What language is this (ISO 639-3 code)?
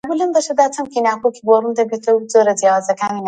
ckb